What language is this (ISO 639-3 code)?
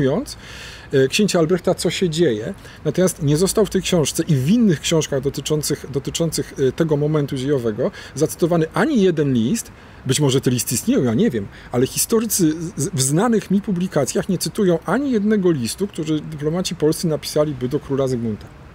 pol